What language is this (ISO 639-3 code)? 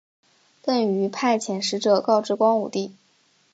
zho